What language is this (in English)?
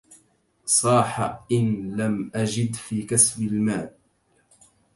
Arabic